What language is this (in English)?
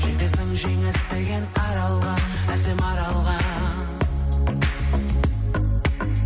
Kazakh